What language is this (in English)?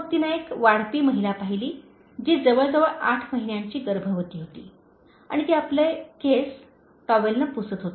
Marathi